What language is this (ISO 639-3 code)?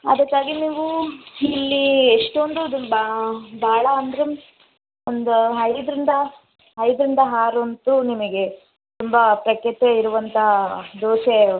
kan